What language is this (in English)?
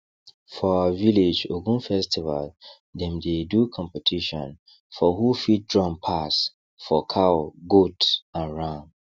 Nigerian Pidgin